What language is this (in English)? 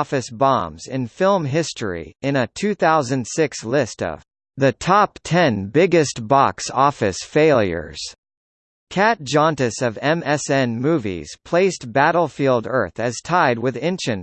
English